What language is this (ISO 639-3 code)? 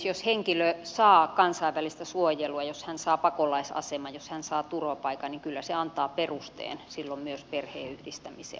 fin